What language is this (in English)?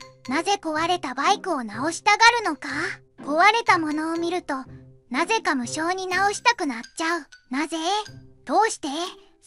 Japanese